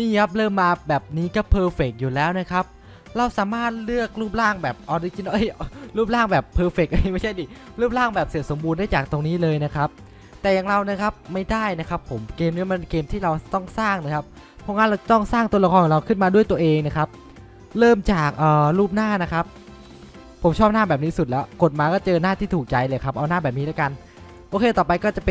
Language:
Thai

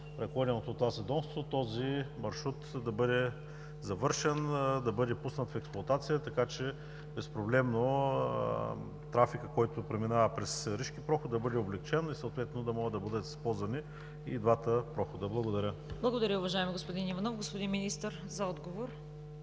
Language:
Bulgarian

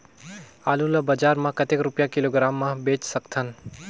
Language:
Chhattisgarhi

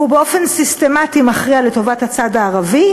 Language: Hebrew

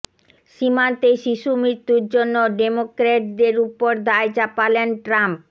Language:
Bangla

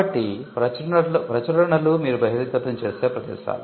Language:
Telugu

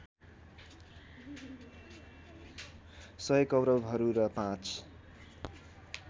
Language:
Nepali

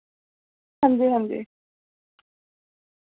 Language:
Dogri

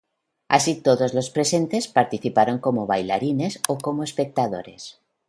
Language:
Spanish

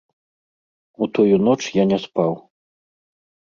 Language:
Belarusian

